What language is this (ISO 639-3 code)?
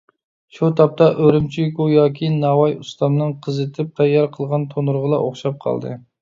uig